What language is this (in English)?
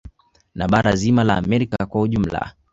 Swahili